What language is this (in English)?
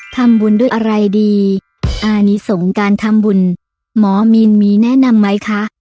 Thai